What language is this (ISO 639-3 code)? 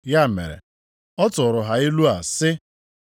ibo